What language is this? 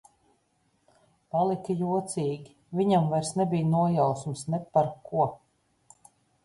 Latvian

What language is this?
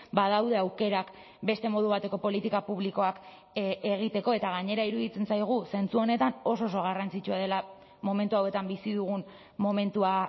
Basque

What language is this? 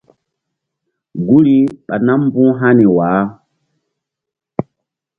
Mbum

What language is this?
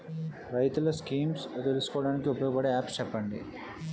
Telugu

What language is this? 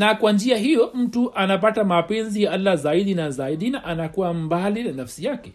Swahili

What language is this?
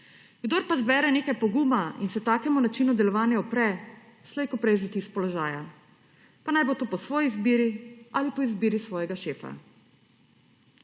Slovenian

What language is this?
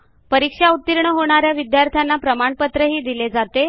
Marathi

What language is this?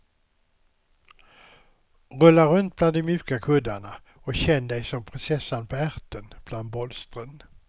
Swedish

